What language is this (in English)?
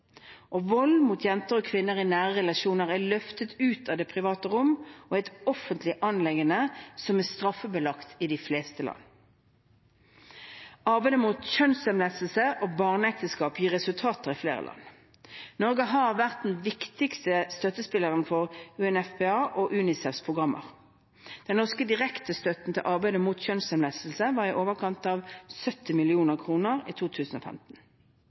Norwegian Bokmål